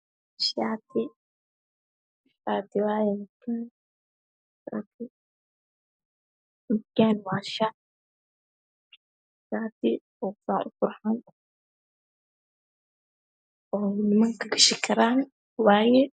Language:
Somali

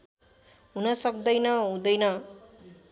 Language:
Nepali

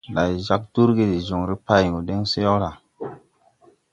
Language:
Tupuri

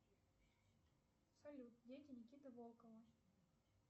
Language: Russian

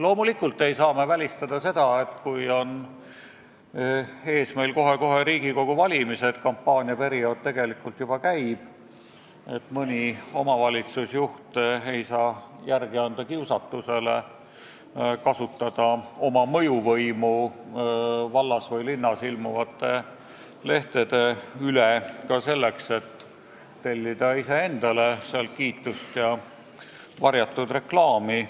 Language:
Estonian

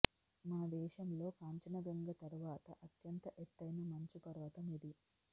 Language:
Telugu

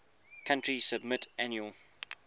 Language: English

